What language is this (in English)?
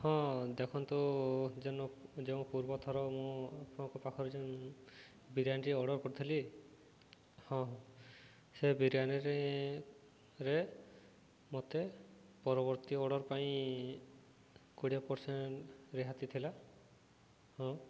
Odia